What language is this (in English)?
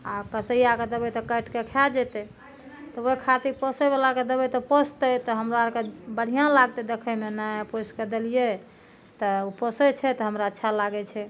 Maithili